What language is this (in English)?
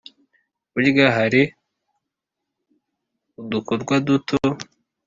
Kinyarwanda